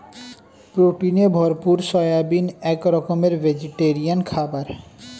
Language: Bangla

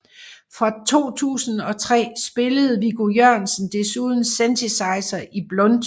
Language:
Danish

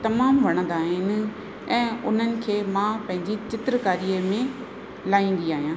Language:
Sindhi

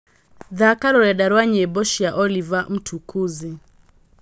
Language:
Kikuyu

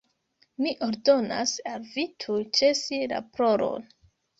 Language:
Esperanto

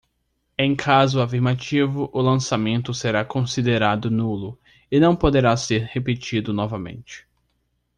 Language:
Portuguese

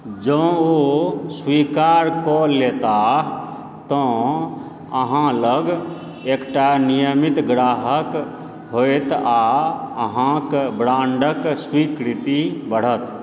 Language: Maithili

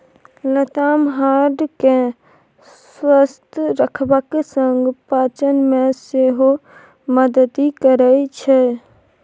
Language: Maithili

